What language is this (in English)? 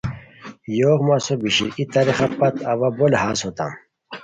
Khowar